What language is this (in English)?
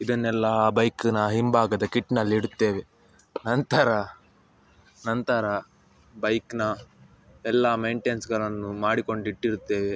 Kannada